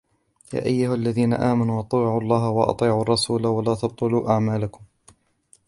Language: Arabic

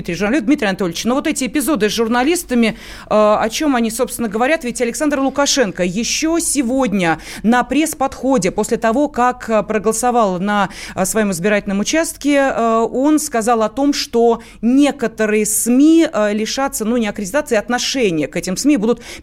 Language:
Russian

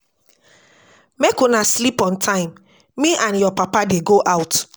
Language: Nigerian Pidgin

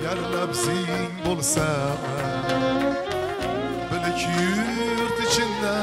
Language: Turkish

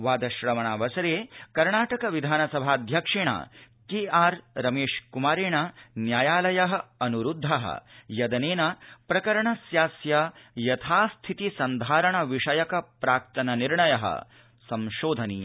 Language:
Sanskrit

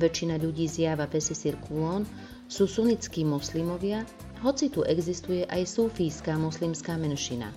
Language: Slovak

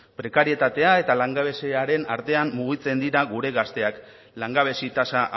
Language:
Basque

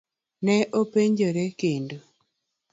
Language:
Luo (Kenya and Tanzania)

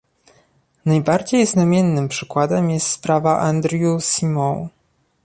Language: Polish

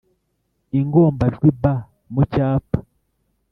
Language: Kinyarwanda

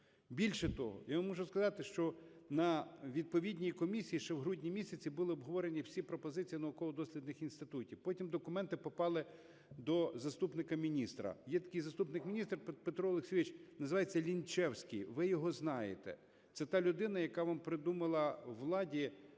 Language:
Ukrainian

